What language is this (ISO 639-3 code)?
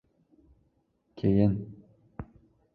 uzb